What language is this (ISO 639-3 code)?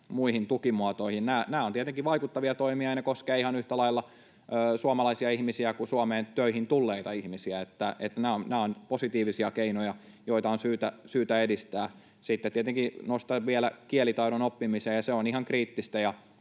fin